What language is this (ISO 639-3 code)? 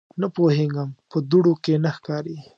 pus